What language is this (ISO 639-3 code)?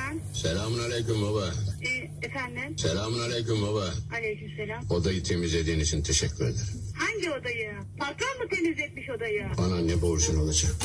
tur